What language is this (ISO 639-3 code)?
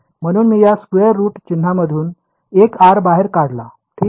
mar